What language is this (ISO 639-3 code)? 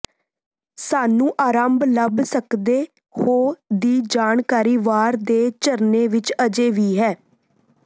pan